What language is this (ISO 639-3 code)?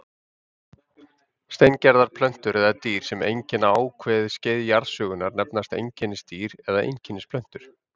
isl